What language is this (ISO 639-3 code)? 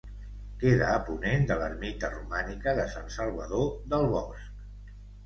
cat